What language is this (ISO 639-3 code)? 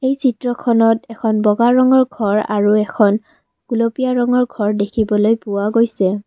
asm